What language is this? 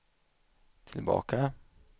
Swedish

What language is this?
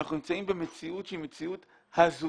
Hebrew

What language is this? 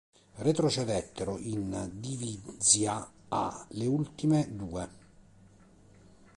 Italian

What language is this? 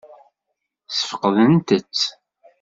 Kabyle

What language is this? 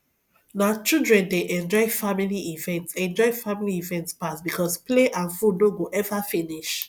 Nigerian Pidgin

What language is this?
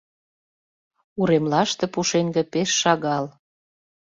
Mari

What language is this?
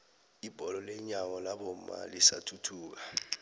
South Ndebele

